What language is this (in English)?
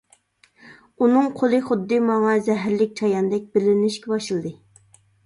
Uyghur